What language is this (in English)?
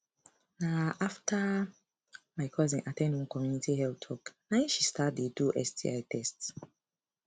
Nigerian Pidgin